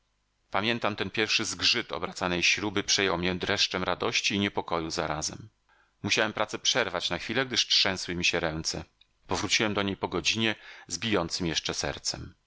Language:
Polish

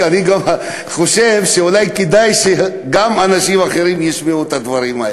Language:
Hebrew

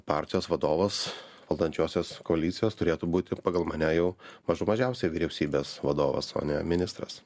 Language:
Lithuanian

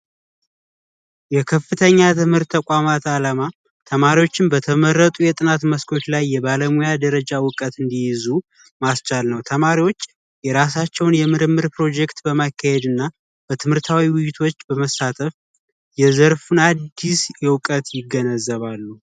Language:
Amharic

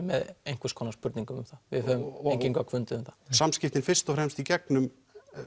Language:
Icelandic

